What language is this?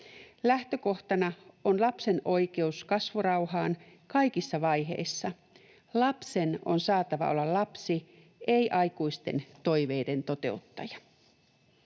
Finnish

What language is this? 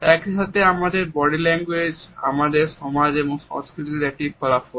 Bangla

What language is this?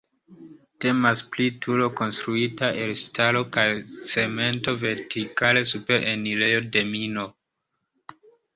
Esperanto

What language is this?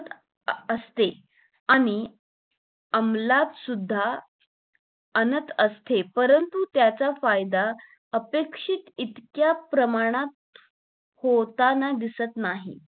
Marathi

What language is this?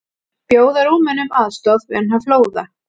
Icelandic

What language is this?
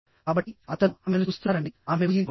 Telugu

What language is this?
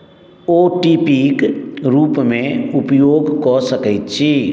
Maithili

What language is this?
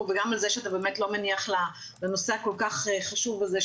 Hebrew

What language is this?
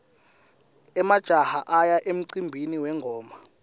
Swati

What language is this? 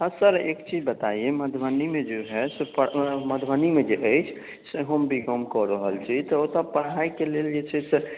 Maithili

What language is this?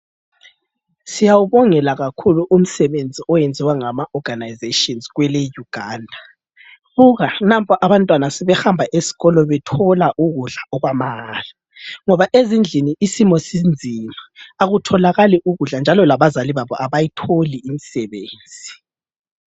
North Ndebele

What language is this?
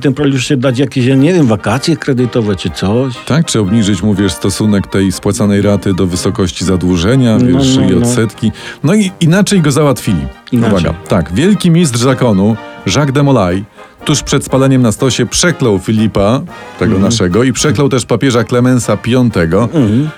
Polish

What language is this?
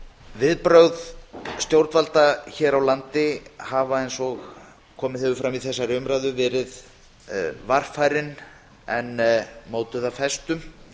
Icelandic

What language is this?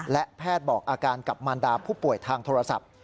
Thai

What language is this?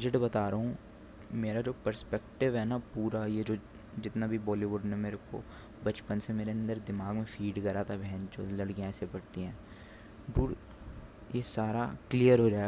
Hindi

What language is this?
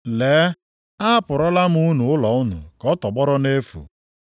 Igbo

